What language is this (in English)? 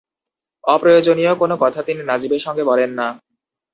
Bangla